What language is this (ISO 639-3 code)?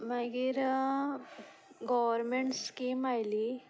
kok